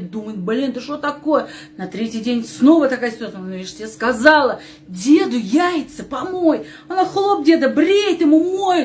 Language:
Russian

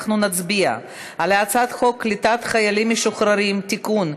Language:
Hebrew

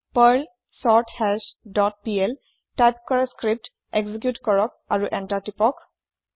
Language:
Assamese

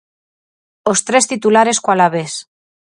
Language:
Galician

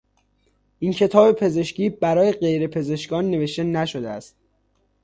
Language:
Persian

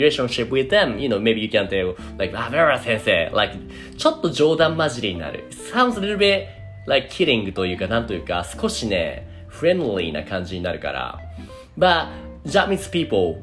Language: Japanese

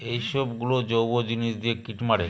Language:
Bangla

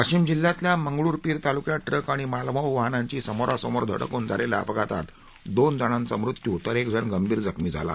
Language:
Marathi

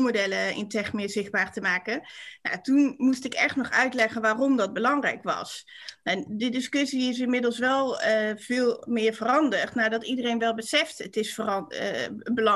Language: Dutch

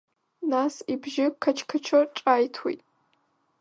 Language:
Abkhazian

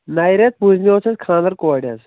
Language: Kashmiri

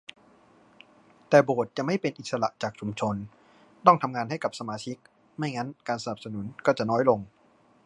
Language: Thai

